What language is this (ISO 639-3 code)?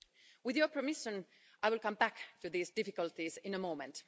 eng